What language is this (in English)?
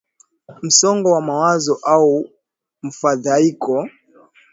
Swahili